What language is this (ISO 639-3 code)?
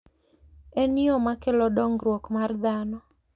luo